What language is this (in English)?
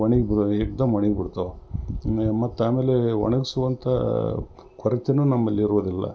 Kannada